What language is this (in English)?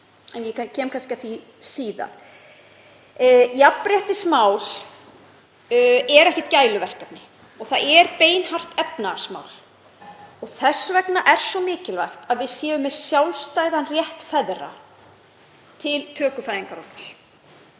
Icelandic